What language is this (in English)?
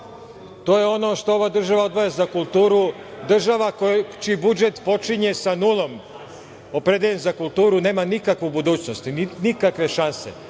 Serbian